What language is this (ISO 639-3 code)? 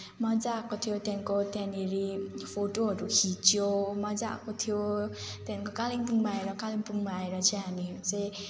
nep